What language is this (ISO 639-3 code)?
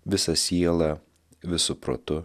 lit